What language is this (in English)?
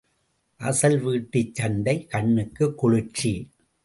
Tamil